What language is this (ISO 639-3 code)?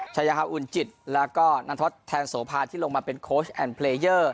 tha